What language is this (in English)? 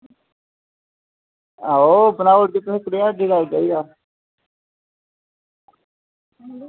Dogri